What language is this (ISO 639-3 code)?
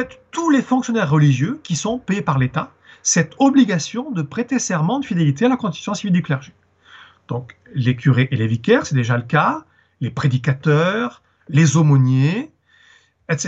fra